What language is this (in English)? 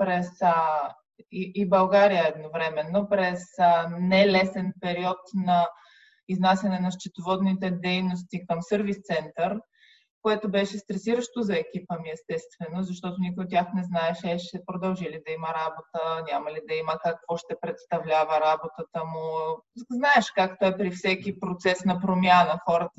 Bulgarian